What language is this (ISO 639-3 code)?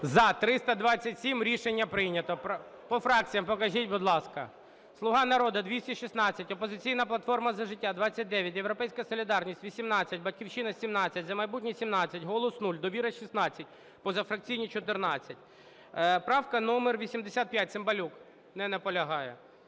ukr